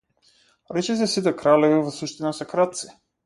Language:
Macedonian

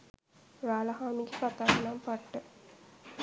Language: Sinhala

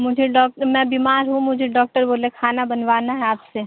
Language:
Urdu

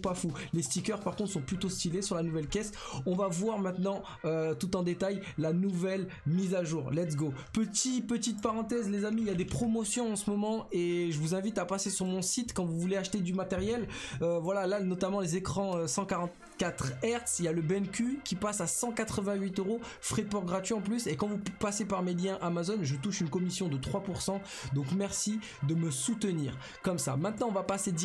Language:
French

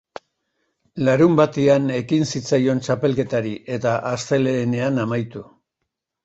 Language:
Basque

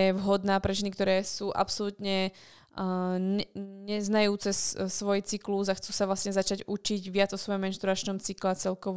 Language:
Slovak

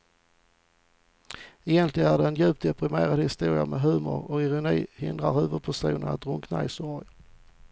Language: Swedish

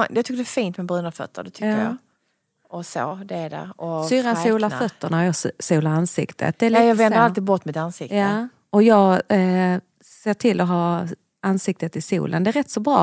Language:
Swedish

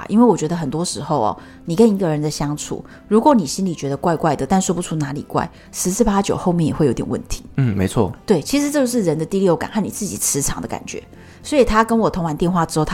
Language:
Chinese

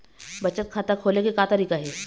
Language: Chhattisgarhi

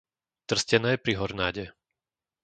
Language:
Slovak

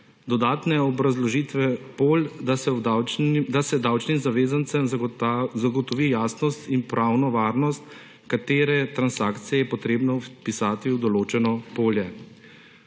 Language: Slovenian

